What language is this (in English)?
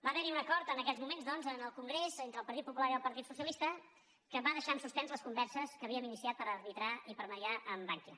Catalan